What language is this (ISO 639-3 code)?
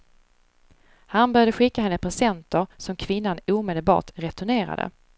swe